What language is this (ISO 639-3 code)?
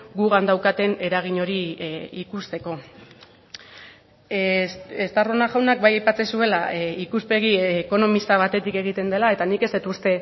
eus